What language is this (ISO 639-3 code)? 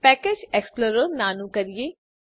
guj